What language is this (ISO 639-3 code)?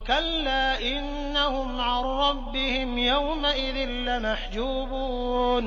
ara